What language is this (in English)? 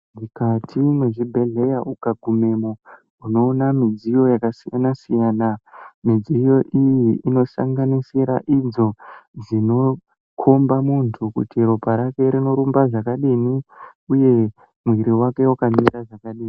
Ndau